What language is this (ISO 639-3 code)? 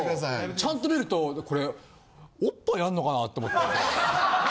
jpn